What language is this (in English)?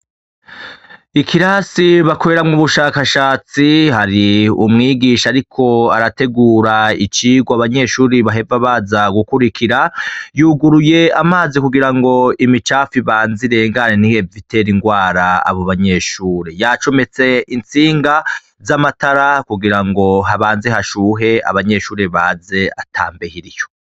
Rundi